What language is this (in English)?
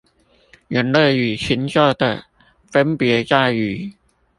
Chinese